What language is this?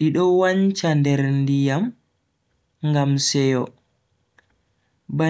Bagirmi Fulfulde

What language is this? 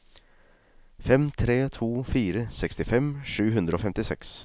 Norwegian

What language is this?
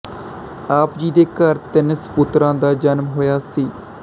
Punjabi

